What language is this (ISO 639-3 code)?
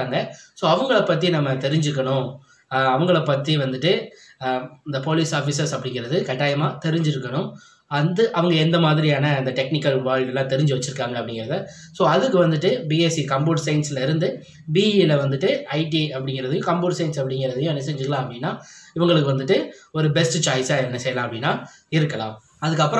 tam